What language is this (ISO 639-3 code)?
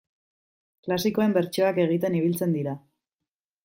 eus